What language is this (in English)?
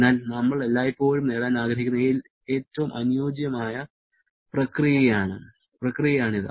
Malayalam